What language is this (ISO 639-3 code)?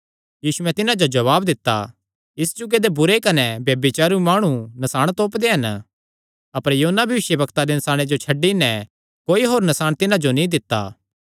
xnr